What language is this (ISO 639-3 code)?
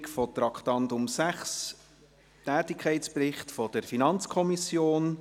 gsw